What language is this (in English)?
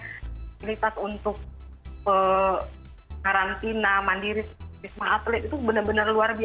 Indonesian